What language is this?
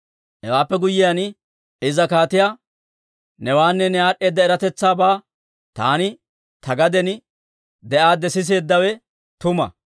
Dawro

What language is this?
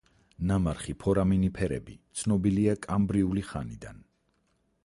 Georgian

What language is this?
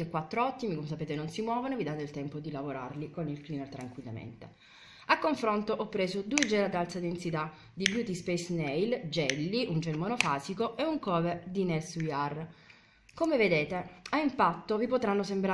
Italian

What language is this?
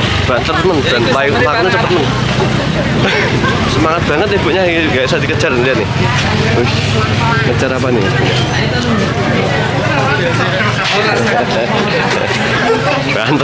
Indonesian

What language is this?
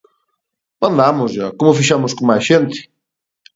Galician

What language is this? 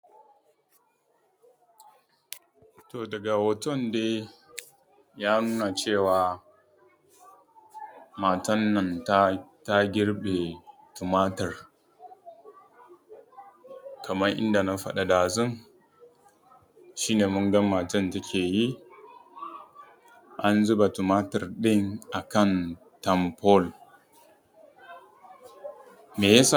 Hausa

